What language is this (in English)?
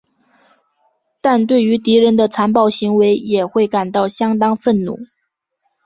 Chinese